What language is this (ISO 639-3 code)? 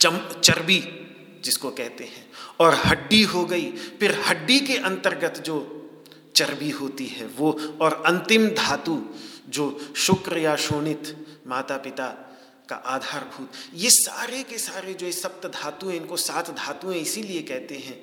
hin